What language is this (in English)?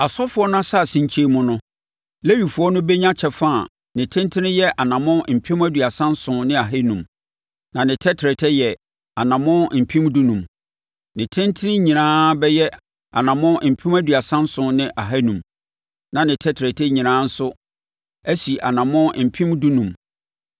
Akan